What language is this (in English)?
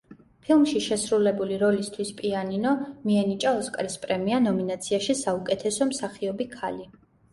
Georgian